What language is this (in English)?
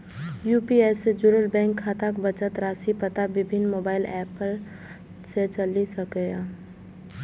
Maithili